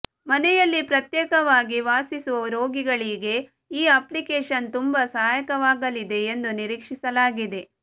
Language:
Kannada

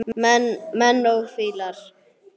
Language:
Icelandic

